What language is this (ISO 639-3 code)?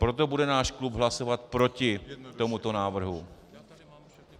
ces